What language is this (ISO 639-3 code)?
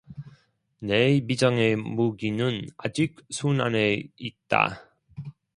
kor